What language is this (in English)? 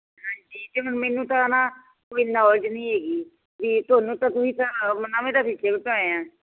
Punjabi